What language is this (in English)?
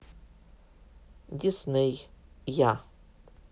Russian